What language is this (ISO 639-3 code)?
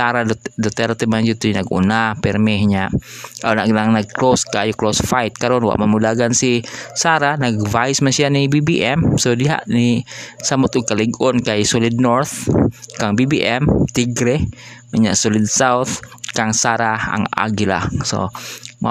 fil